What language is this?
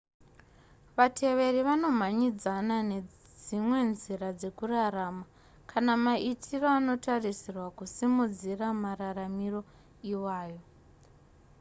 Shona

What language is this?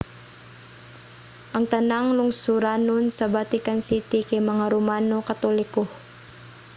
Cebuano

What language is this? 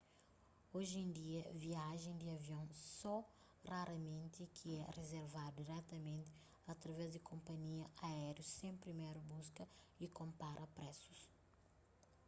Kabuverdianu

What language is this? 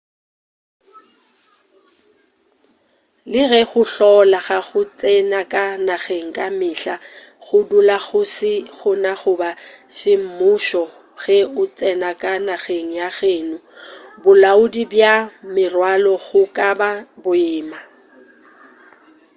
Northern Sotho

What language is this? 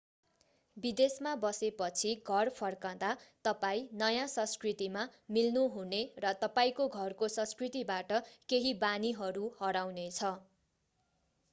Nepali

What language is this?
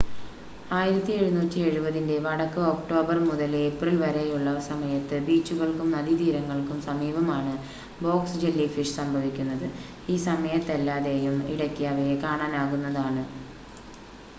Malayalam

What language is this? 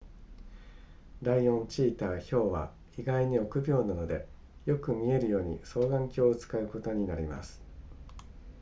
Japanese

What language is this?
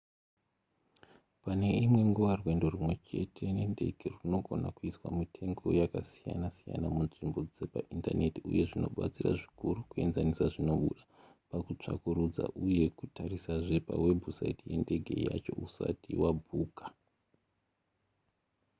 Shona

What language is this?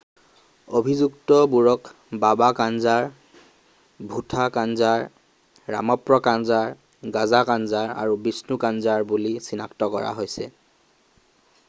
Assamese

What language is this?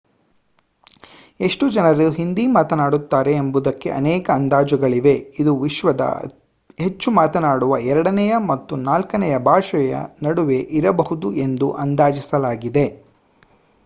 Kannada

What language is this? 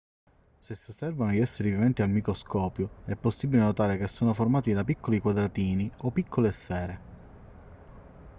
Italian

